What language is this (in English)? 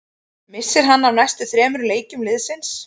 Icelandic